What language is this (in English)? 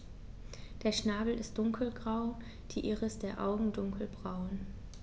German